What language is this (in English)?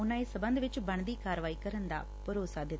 Punjabi